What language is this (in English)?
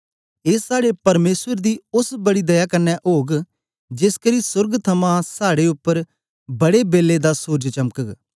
Dogri